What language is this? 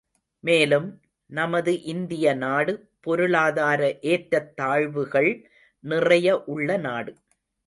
Tamil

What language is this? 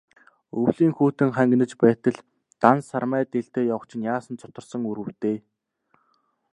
Mongolian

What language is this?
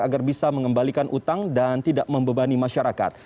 Indonesian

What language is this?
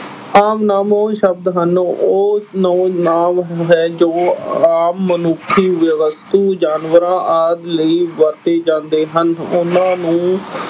Punjabi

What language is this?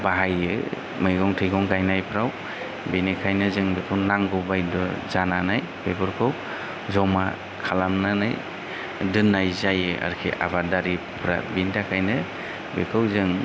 Bodo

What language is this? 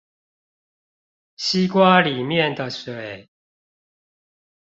Chinese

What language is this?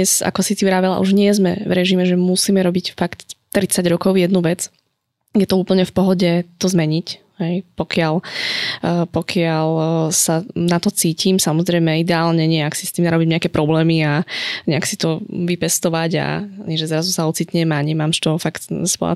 Slovak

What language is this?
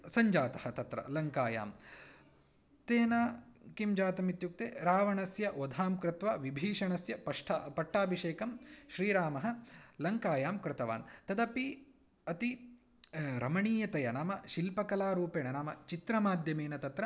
Sanskrit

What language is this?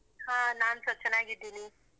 Kannada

